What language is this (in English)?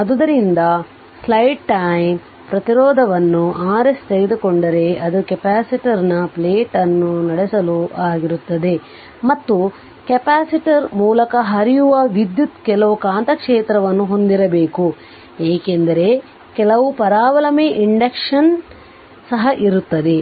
Kannada